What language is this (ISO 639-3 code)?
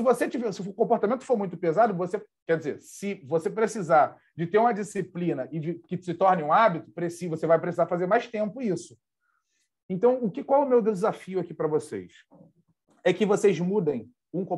por